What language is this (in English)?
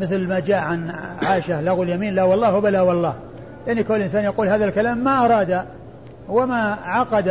Arabic